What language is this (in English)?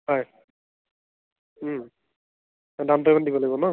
Assamese